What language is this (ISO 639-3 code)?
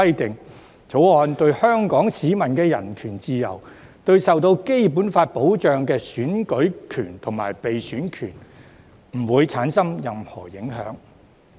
yue